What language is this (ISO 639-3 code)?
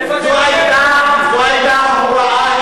heb